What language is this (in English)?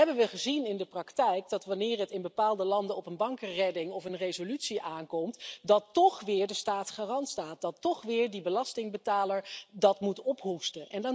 Dutch